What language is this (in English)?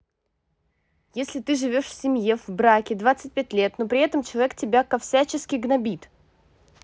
Russian